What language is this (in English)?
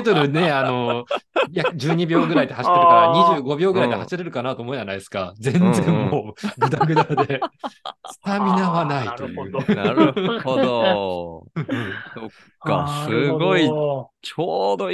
Japanese